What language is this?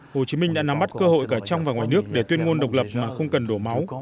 Vietnamese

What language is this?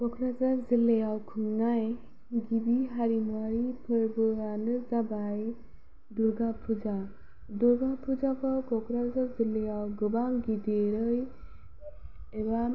Bodo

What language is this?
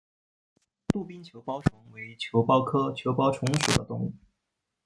Chinese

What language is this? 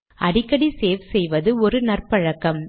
Tamil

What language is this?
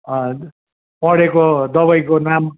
Nepali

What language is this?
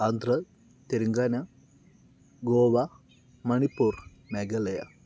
Malayalam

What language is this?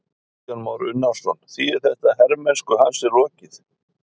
Icelandic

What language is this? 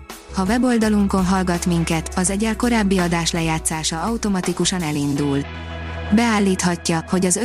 Hungarian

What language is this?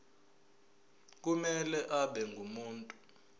Zulu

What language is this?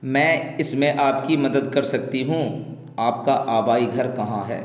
Urdu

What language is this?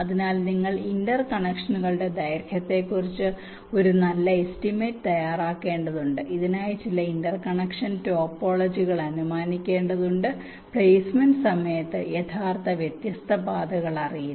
Malayalam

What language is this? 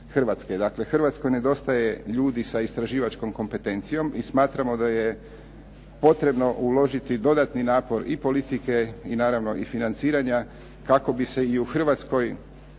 Croatian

